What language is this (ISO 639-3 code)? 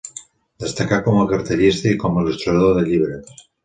cat